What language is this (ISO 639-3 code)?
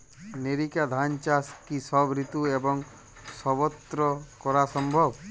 ben